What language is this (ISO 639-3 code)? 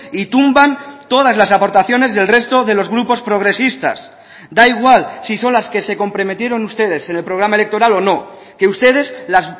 spa